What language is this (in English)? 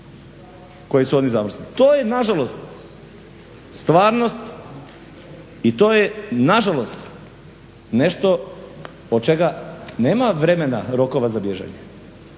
Croatian